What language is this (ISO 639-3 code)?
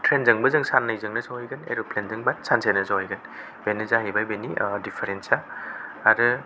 brx